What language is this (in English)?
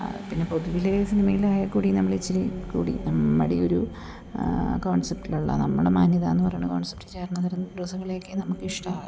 Malayalam